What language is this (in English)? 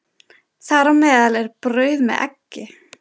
Icelandic